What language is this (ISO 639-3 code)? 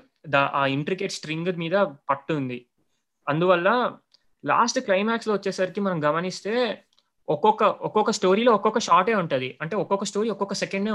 tel